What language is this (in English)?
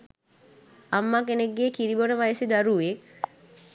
Sinhala